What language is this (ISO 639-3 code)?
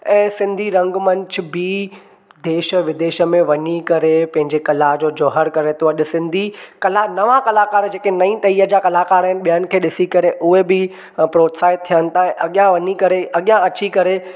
snd